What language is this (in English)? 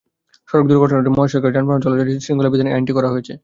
Bangla